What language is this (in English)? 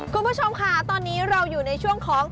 Thai